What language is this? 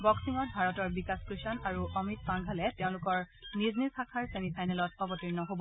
Assamese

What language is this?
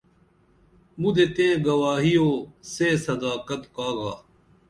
Dameli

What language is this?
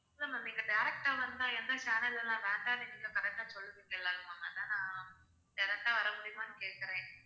Tamil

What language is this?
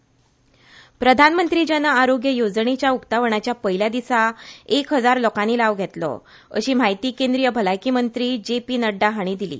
Konkani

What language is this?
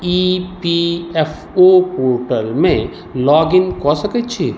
Maithili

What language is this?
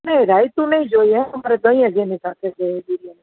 Gujarati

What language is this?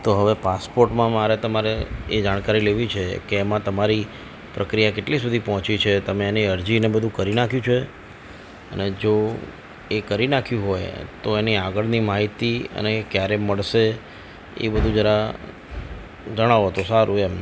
Gujarati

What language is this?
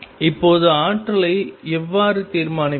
Tamil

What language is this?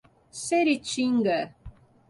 Portuguese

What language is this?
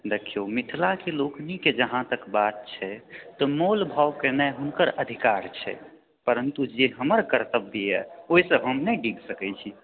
Maithili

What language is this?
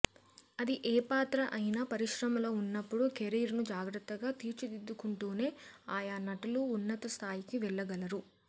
Telugu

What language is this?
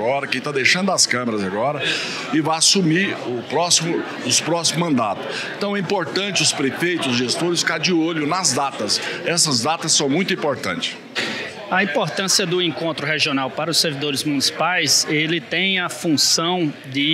Portuguese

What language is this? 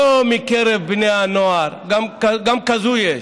Hebrew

